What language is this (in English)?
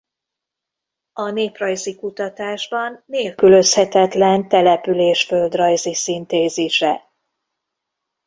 Hungarian